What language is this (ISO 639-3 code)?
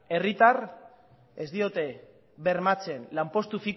eus